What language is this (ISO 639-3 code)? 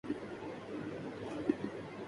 urd